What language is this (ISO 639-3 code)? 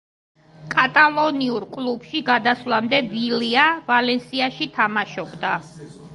kat